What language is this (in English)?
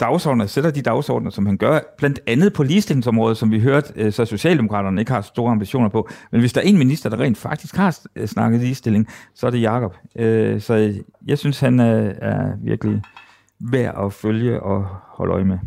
Danish